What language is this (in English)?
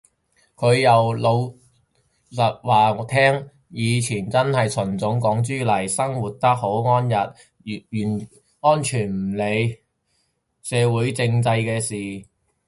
Cantonese